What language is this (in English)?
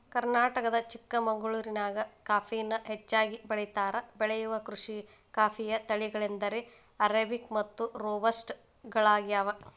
Kannada